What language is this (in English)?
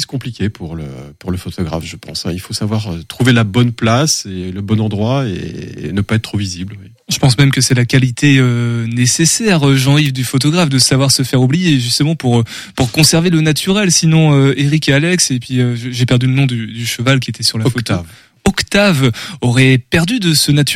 French